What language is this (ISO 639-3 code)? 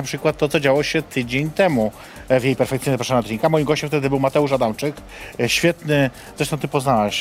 pol